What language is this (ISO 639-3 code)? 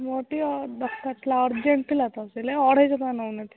ori